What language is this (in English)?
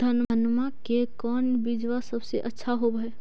Magahi